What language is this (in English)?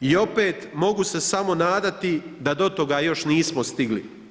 Croatian